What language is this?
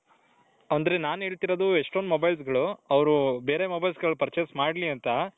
Kannada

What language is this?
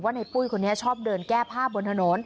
Thai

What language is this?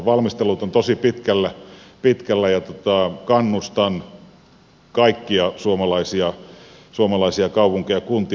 Finnish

